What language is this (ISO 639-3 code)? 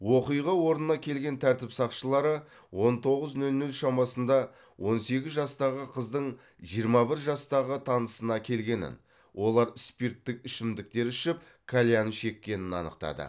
kaz